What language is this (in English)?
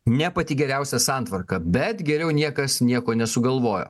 Lithuanian